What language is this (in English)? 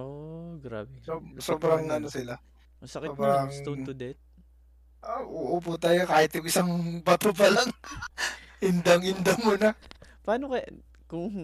Filipino